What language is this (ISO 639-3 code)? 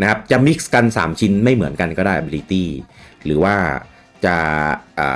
tha